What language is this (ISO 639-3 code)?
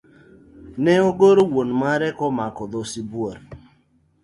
luo